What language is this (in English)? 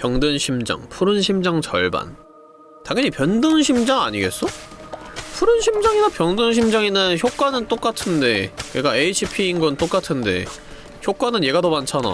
Korean